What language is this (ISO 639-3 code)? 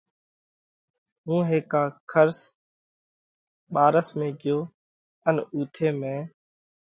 kvx